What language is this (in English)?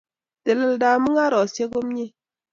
Kalenjin